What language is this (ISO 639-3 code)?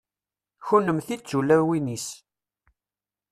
kab